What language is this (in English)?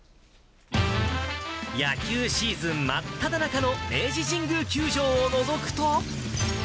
Japanese